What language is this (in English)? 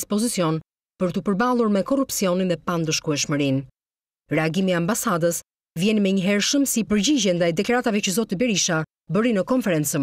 Turkish